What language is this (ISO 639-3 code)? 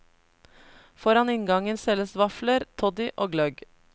nor